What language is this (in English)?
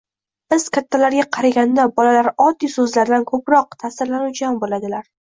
Uzbek